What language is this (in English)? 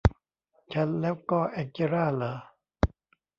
Thai